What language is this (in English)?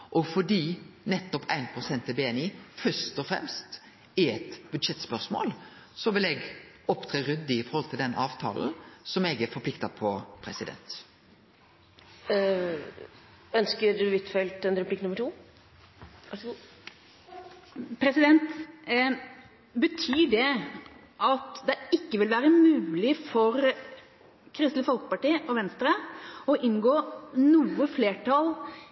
Norwegian